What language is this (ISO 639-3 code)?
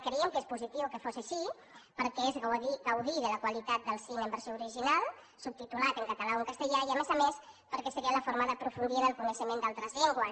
cat